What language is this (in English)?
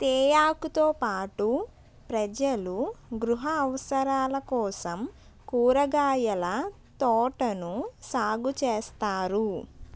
Telugu